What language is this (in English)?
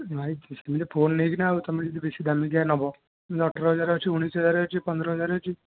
Odia